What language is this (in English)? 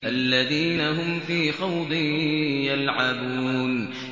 Arabic